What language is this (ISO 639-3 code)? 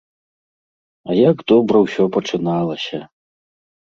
bel